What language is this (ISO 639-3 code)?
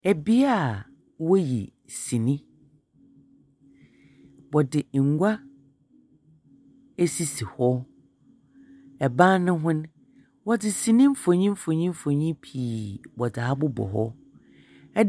aka